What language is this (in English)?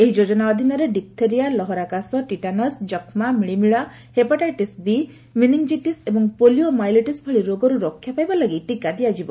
Odia